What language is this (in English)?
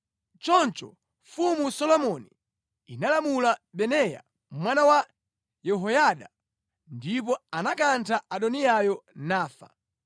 Nyanja